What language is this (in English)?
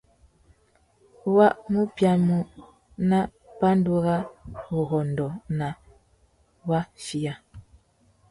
Tuki